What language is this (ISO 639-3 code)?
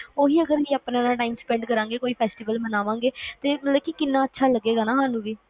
pan